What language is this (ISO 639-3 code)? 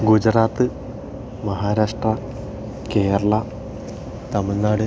mal